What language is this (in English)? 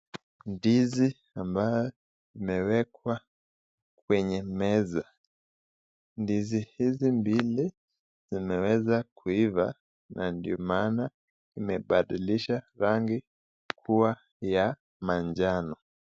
Swahili